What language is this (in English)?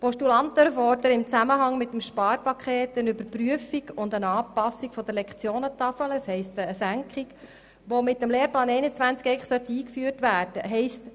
Swiss German